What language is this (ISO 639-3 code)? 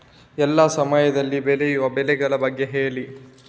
kan